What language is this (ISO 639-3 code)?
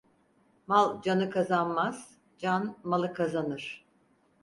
tur